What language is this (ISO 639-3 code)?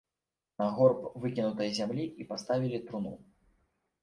bel